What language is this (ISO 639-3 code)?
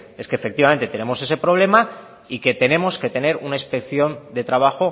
spa